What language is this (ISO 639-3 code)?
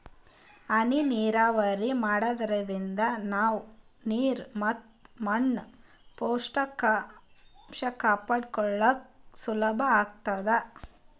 kan